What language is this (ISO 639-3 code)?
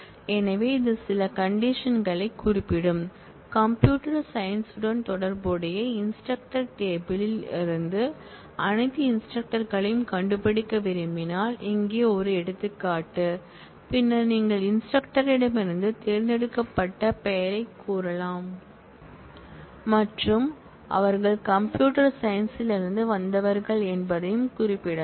tam